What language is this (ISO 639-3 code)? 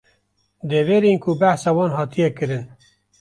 kur